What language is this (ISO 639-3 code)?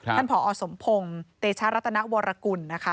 tha